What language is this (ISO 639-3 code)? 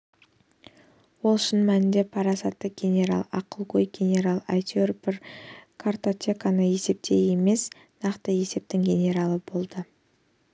kaz